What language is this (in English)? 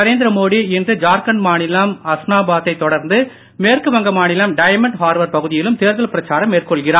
Tamil